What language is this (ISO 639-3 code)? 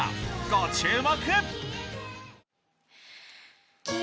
jpn